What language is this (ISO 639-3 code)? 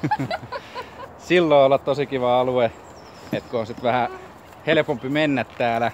fin